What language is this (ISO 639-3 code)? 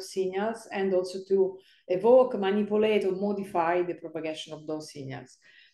eng